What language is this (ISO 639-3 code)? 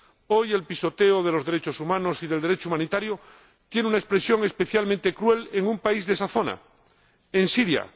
spa